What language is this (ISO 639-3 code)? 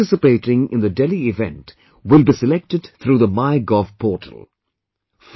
eng